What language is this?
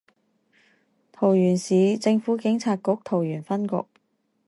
Chinese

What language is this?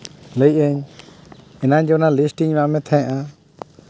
Santali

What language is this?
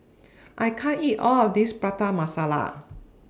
English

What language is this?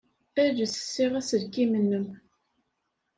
Kabyle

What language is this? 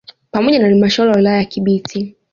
Swahili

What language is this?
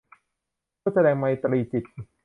Thai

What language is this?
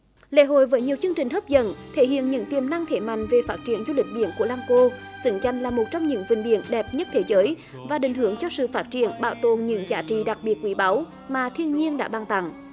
Vietnamese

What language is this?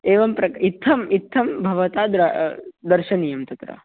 Sanskrit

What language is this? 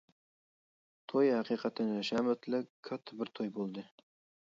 Uyghur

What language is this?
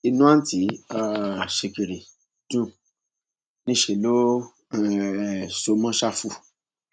Yoruba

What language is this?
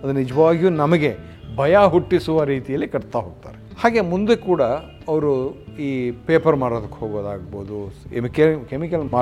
Kannada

